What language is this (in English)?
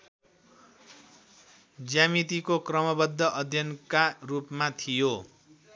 Nepali